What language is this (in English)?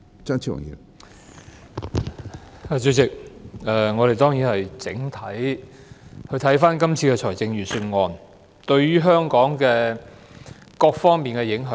Cantonese